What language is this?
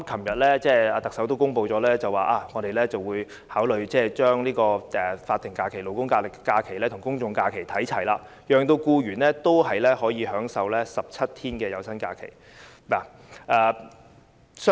Cantonese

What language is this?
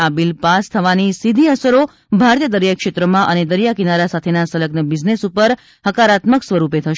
Gujarati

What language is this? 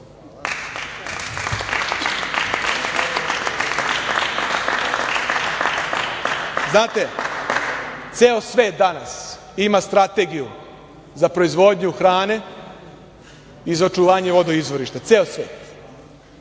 Serbian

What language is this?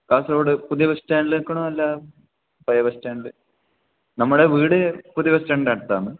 Malayalam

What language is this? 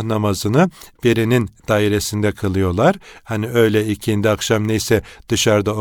Turkish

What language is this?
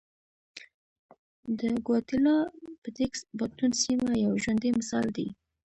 Pashto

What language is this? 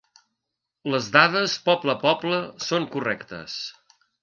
Catalan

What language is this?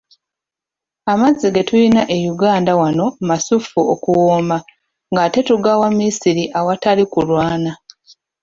Ganda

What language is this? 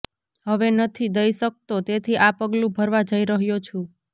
Gujarati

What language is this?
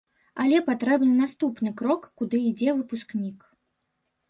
Belarusian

